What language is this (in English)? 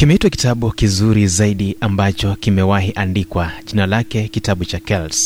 Swahili